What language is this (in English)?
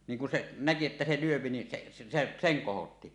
Finnish